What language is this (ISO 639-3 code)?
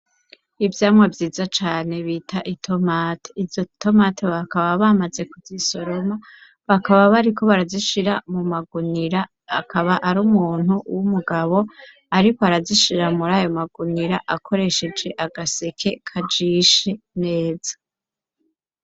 run